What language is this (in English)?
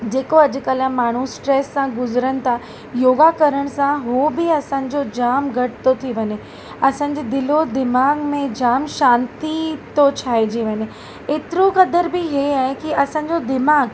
Sindhi